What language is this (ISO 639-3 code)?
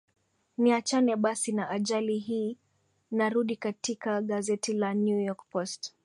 swa